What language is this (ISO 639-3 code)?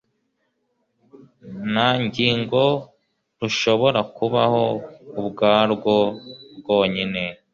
kin